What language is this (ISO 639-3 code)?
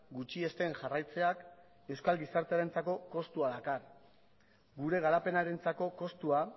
eus